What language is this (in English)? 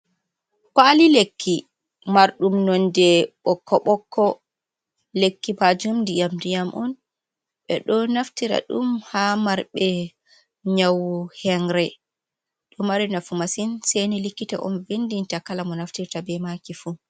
Fula